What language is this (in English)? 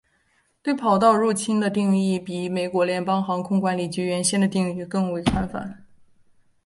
Chinese